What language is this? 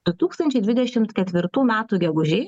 Lithuanian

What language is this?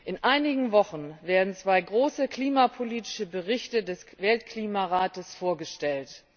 German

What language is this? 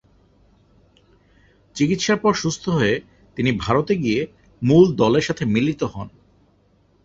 Bangla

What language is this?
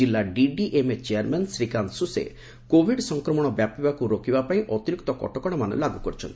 Odia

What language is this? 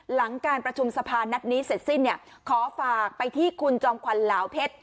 Thai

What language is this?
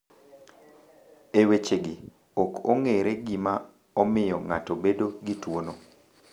Luo (Kenya and Tanzania)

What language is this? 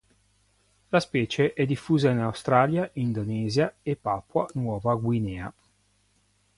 Italian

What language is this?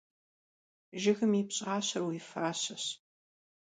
Kabardian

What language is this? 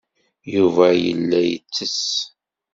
Kabyle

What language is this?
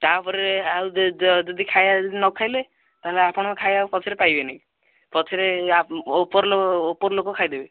Odia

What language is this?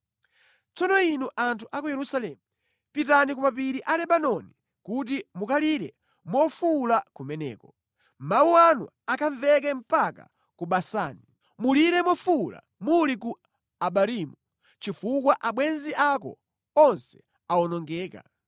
Nyanja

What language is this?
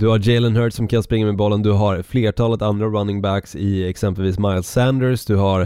Swedish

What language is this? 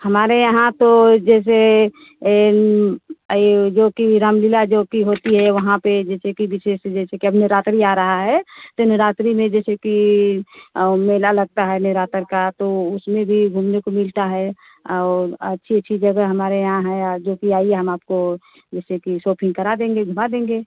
Hindi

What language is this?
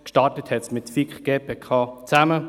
Swiss German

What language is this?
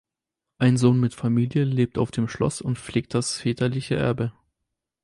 German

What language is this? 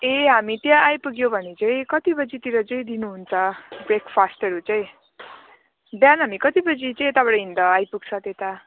Nepali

